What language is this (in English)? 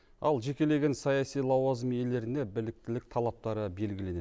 Kazakh